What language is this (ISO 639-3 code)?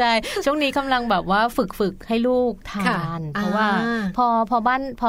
tha